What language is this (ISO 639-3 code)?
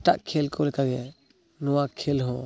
sat